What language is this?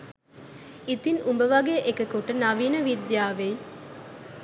Sinhala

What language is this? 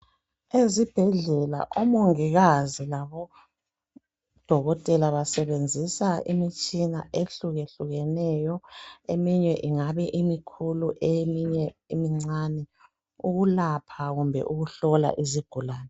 North Ndebele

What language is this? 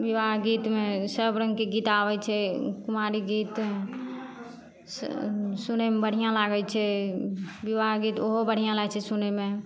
Maithili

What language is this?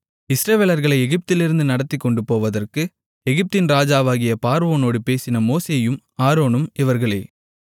Tamil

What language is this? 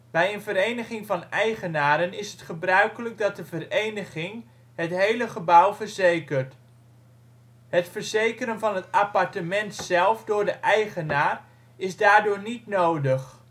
Dutch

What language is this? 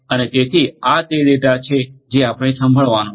Gujarati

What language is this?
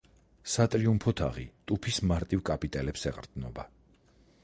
Georgian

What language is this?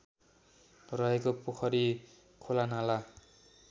Nepali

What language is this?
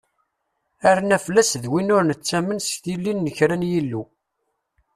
Kabyle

